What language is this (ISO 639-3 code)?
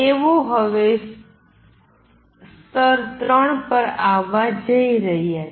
guj